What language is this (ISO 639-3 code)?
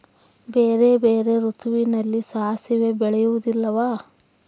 kan